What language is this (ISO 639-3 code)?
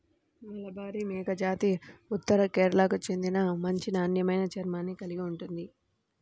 tel